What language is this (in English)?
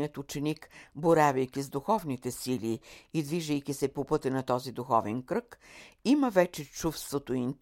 Bulgarian